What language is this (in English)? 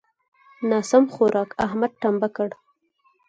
Pashto